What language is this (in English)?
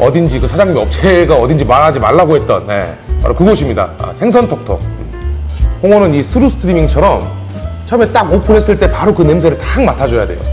Korean